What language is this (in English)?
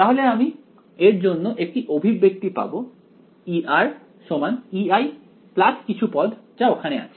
Bangla